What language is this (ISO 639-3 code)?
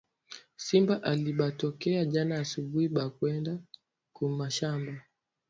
swa